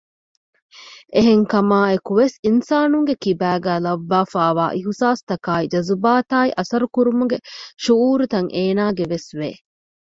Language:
Divehi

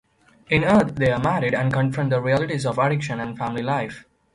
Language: English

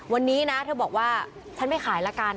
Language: Thai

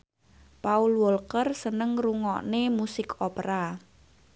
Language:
Javanese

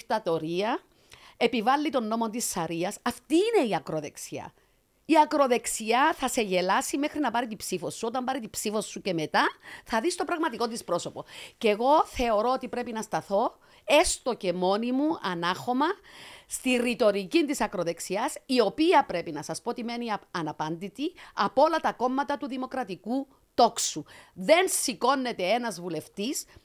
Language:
Greek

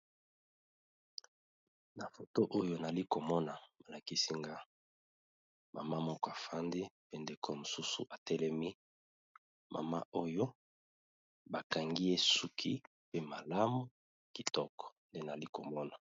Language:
Lingala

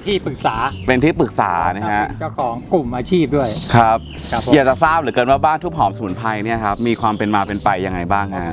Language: Thai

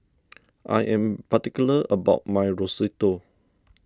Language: English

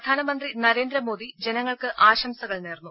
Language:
Malayalam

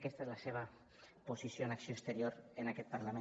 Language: Catalan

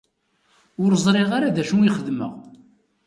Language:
Kabyle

